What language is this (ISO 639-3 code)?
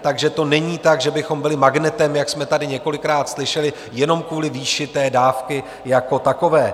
ces